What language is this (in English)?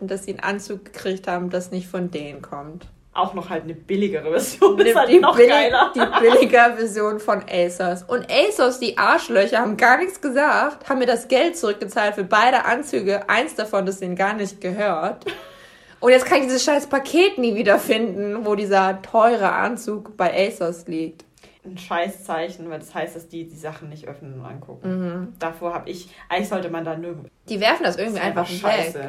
German